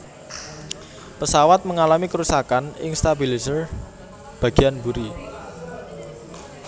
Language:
Javanese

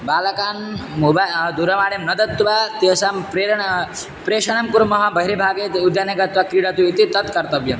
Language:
Sanskrit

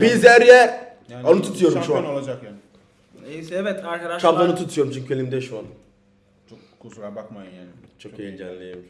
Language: Turkish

